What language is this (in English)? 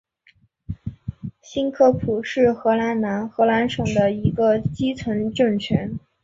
Chinese